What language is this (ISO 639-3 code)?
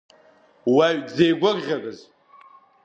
abk